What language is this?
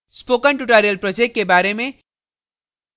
Hindi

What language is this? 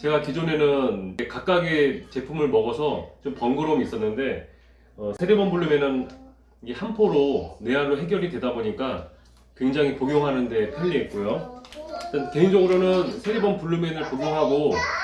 Korean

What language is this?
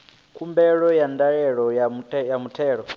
Venda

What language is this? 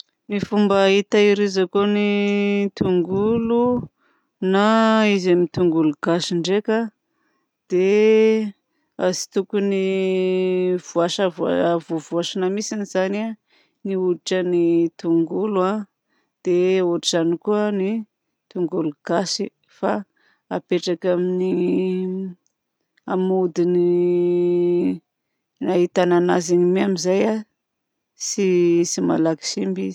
Southern Betsimisaraka Malagasy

